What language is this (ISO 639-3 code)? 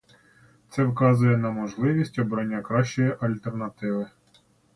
ukr